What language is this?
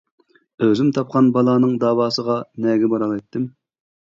Uyghur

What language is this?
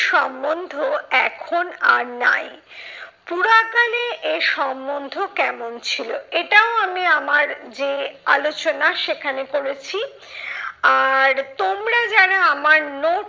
Bangla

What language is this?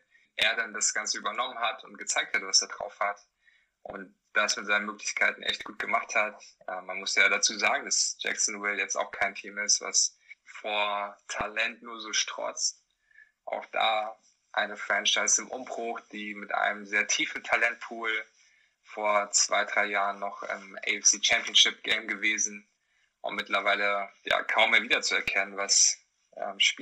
German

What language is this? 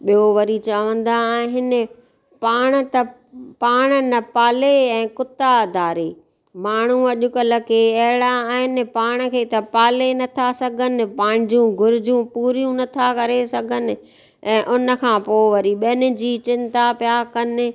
Sindhi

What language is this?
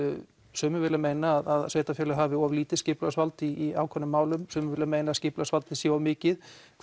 Icelandic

